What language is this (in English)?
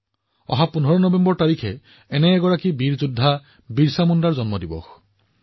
Assamese